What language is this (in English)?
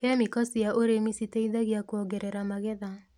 Kikuyu